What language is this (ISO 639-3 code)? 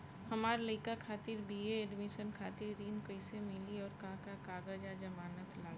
bho